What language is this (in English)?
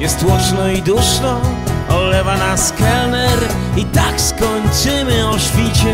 Polish